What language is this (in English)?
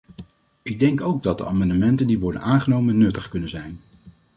Dutch